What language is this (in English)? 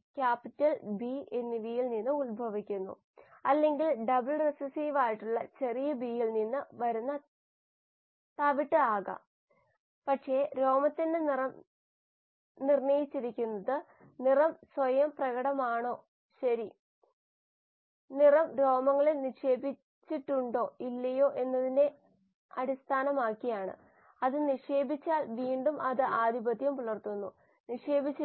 Malayalam